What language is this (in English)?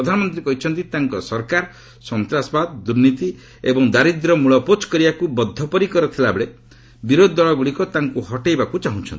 Odia